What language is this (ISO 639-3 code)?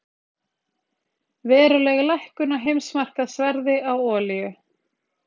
isl